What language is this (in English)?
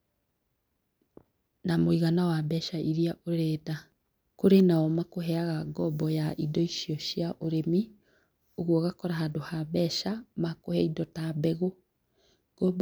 Kikuyu